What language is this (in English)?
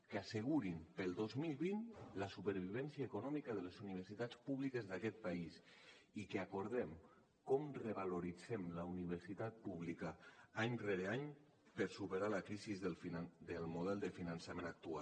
Catalan